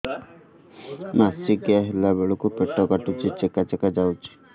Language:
Odia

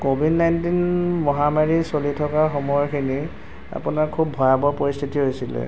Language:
Assamese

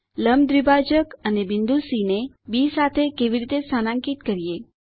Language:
Gujarati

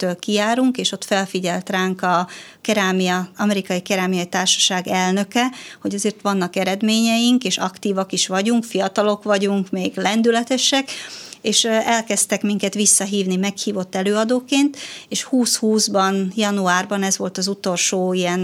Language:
Hungarian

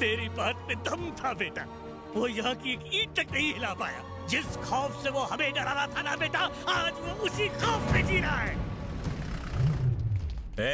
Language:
Hindi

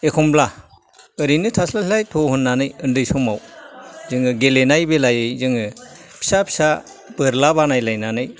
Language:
Bodo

